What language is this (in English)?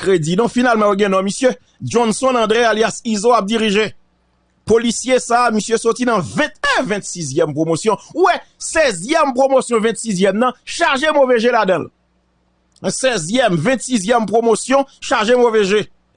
French